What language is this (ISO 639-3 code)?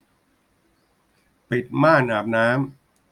tha